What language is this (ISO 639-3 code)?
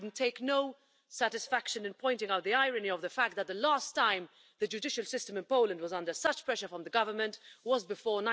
eng